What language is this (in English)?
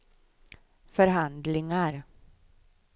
Swedish